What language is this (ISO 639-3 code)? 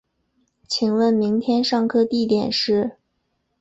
zho